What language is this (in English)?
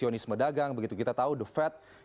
Indonesian